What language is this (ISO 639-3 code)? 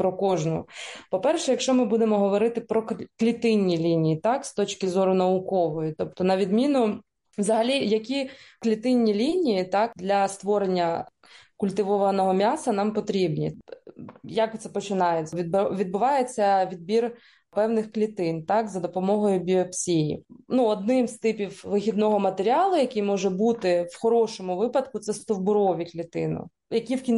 ukr